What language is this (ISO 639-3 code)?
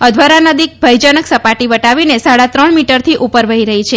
guj